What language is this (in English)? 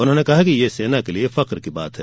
Hindi